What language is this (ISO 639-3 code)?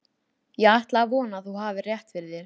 isl